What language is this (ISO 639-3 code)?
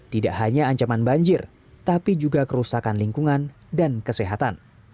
ind